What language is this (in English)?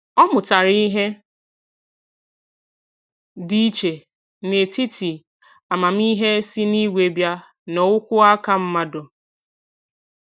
Igbo